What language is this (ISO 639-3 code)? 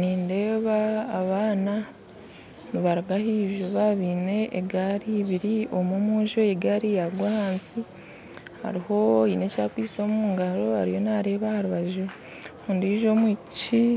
nyn